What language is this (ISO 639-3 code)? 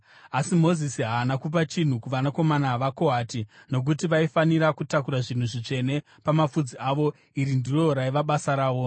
sna